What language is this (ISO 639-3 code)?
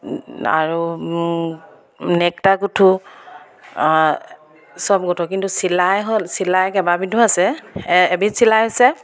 asm